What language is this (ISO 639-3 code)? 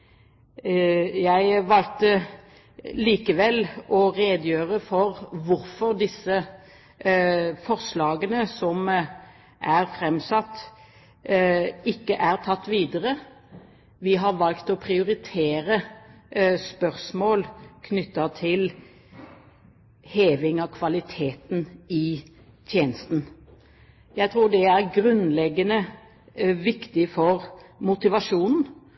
nob